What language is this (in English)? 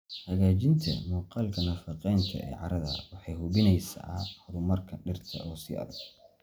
Somali